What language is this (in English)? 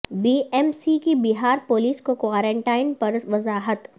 Urdu